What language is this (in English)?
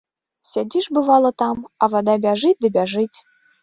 Belarusian